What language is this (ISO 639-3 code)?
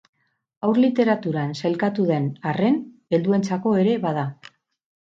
eus